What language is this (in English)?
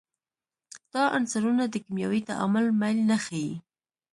Pashto